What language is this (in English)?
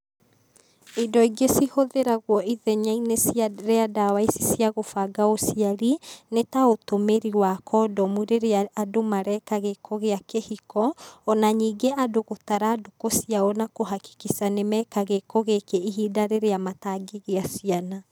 Kikuyu